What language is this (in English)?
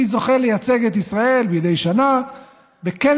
Hebrew